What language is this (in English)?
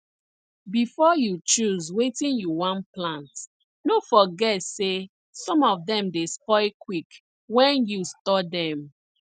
Nigerian Pidgin